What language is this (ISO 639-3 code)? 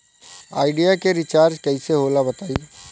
bho